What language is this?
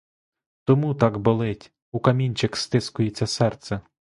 Ukrainian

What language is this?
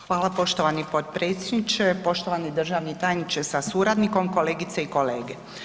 Croatian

